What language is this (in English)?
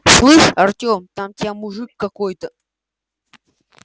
Russian